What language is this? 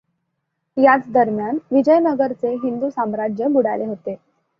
Marathi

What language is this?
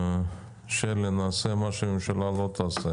Hebrew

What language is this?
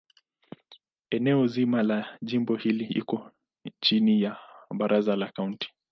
Swahili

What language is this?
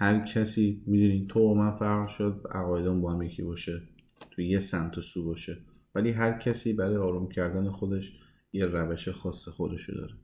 Persian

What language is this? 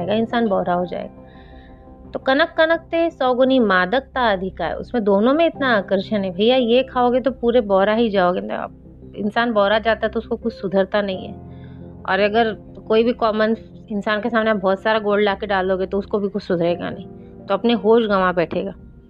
Hindi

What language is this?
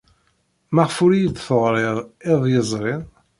Kabyle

